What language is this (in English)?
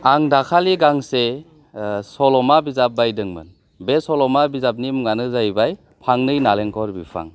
Bodo